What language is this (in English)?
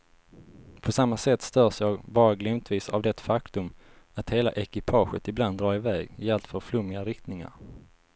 Swedish